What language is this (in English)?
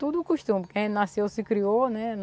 Portuguese